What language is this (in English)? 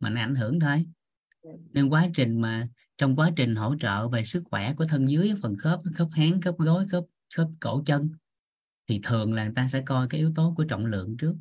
Vietnamese